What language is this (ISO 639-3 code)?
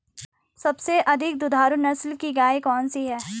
hin